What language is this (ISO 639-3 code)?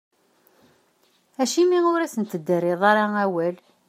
kab